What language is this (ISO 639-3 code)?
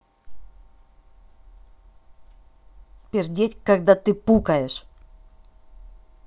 rus